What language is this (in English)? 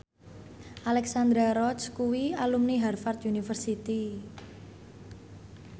Javanese